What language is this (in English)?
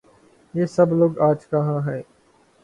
Urdu